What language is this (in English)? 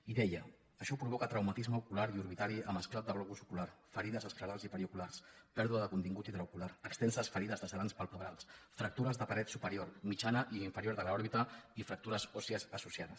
Catalan